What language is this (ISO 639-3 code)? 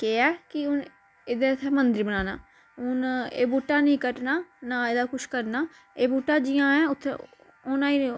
doi